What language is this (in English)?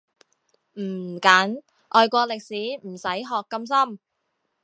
Cantonese